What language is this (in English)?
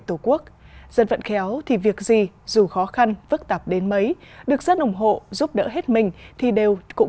Vietnamese